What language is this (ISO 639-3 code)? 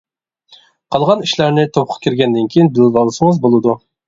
uig